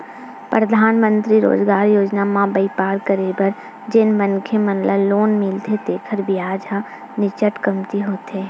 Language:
Chhattisgarhi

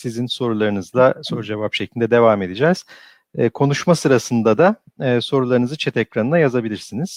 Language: Turkish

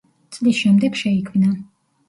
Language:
Georgian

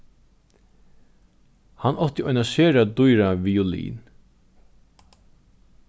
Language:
Faroese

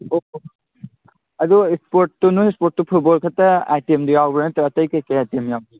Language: Manipuri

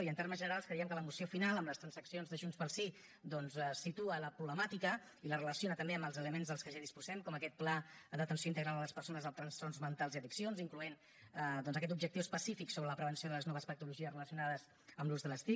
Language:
Catalan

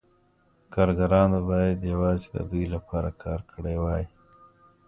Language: Pashto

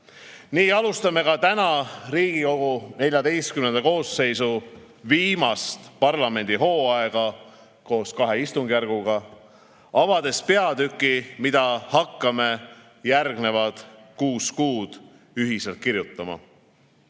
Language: Estonian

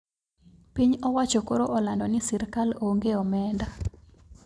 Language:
Luo (Kenya and Tanzania)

